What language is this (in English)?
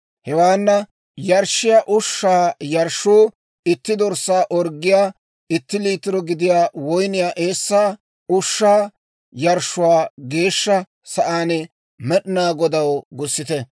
Dawro